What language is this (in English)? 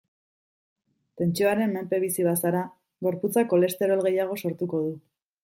Basque